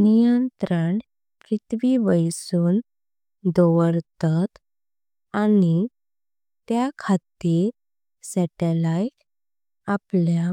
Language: Konkani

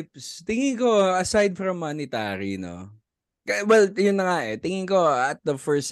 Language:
Filipino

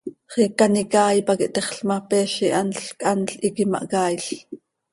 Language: Seri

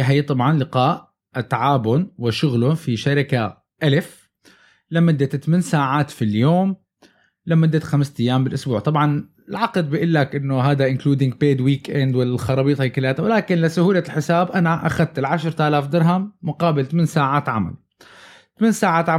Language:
Arabic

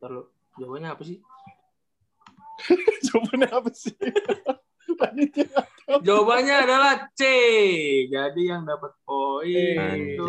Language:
Indonesian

